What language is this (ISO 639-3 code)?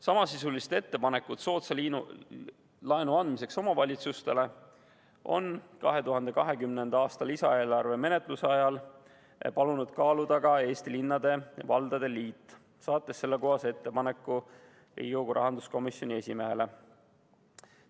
est